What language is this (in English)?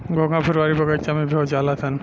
Bhojpuri